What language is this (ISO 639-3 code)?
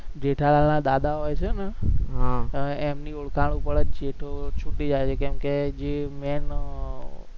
guj